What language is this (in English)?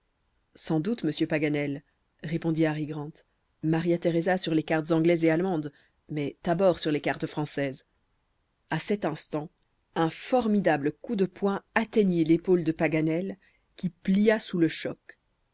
French